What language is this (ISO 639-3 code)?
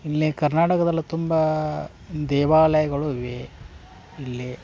kan